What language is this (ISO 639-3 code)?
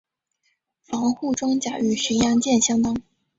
zho